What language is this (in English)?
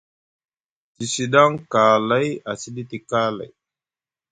Musgu